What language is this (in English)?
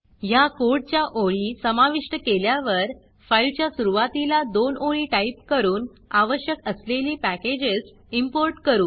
Marathi